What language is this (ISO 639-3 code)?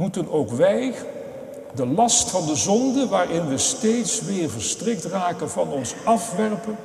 nld